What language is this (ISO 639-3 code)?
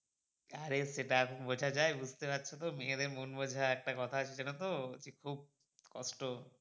ben